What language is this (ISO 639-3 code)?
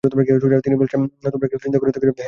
ben